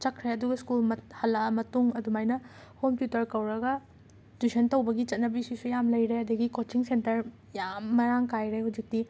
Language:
Manipuri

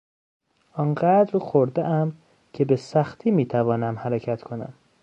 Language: Persian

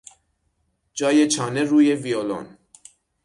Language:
Persian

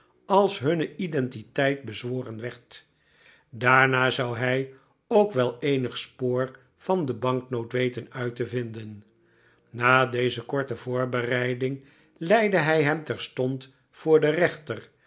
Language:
Dutch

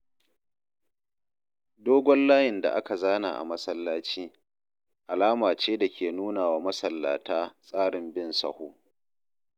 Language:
Hausa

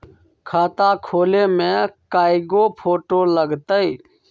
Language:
Magahi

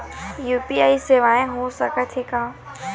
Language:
Chhattisgarhi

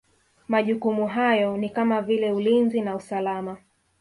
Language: Swahili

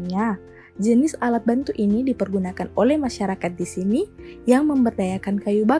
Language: Indonesian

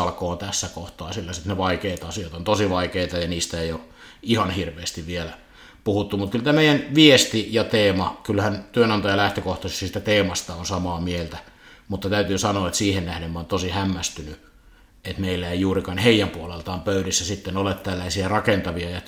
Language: Finnish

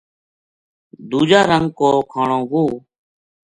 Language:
Gujari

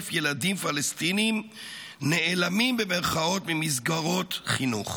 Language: Hebrew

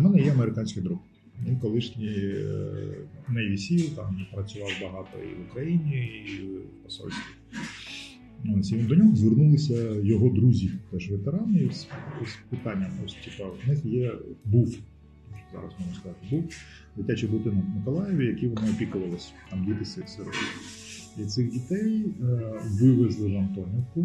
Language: Ukrainian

